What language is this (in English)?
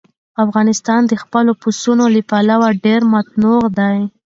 Pashto